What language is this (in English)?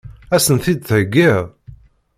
Kabyle